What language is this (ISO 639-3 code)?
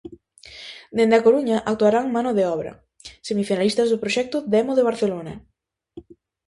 glg